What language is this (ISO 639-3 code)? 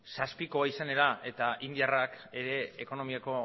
eus